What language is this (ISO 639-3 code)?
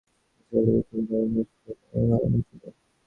ben